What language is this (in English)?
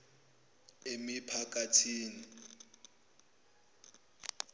Zulu